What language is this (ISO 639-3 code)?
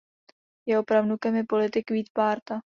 ces